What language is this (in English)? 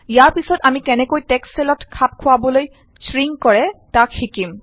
Assamese